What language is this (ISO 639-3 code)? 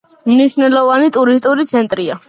kat